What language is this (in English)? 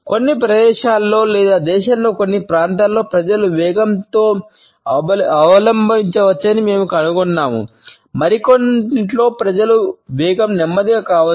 Telugu